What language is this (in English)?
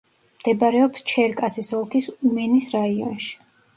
Georgian